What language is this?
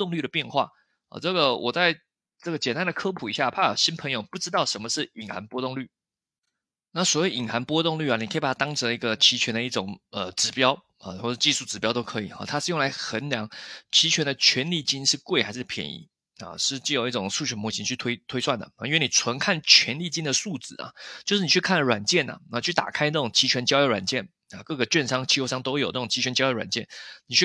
Chinese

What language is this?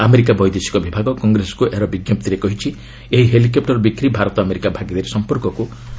Odia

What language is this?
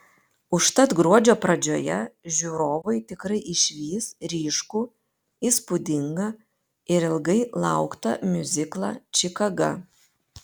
Lithuanian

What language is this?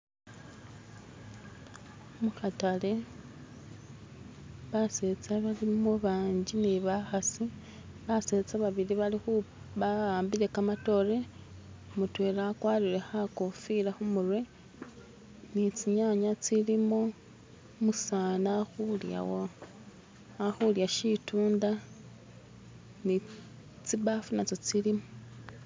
Masaaba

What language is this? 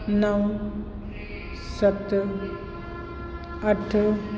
Sindhi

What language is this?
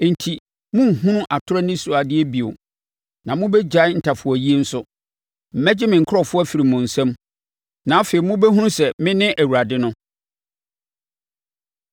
Akan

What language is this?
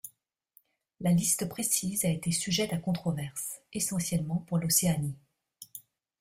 French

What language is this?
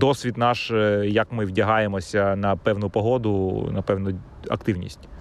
Ukrainian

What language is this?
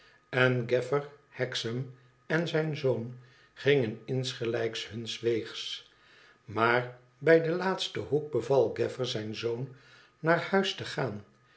Dutch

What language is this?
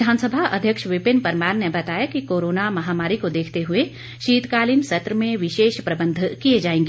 Hindi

